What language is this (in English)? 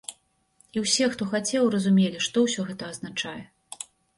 Belarusian